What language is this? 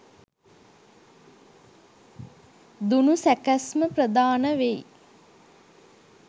Sinhala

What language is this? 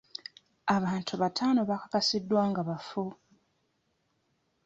Ganda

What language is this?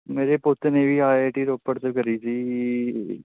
Punjabi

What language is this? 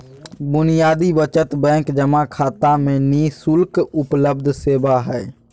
Magahi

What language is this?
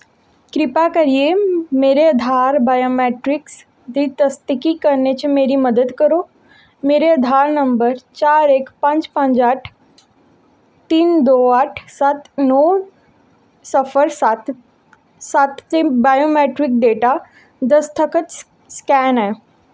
Dogri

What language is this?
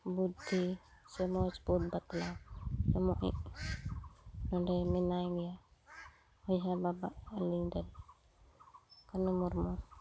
Santali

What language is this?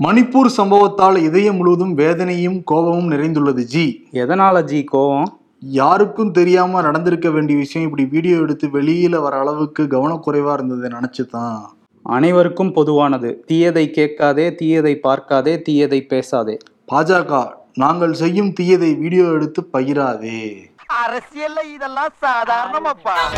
Tamil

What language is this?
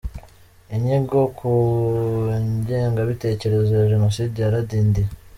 Kinyarwanda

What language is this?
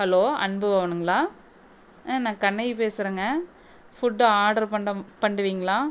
Tamil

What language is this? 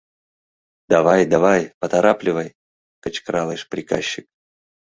Mari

